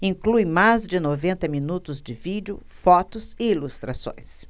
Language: Portuguese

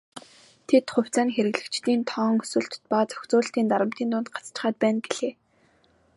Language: Mongolian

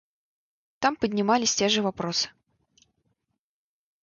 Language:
Russian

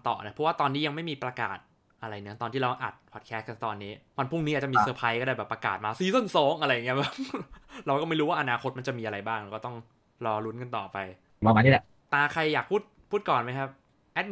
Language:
Thai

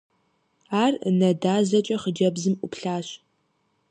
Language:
Kabardian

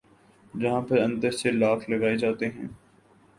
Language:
Urdu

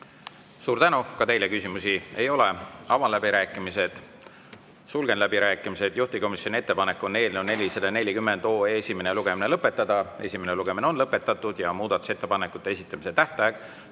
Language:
Estonian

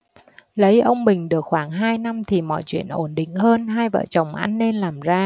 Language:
Vietnamese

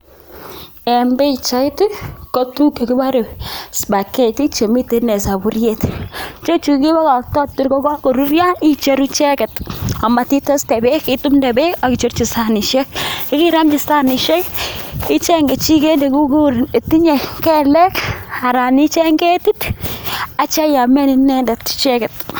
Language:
Kalenjin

